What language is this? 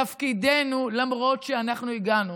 Hebrew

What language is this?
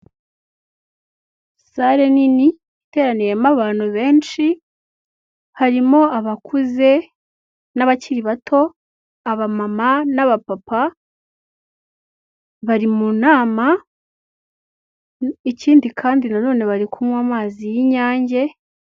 Kinyarwanda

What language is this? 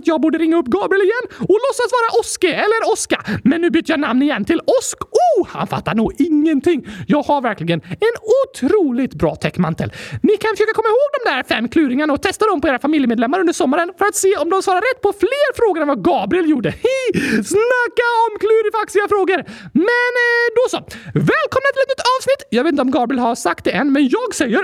Swedish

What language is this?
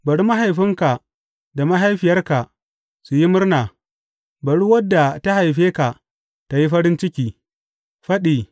Hausa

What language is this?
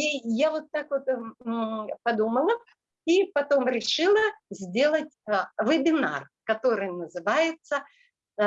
Russian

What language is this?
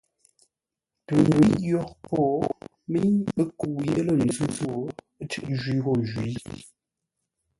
Ngombale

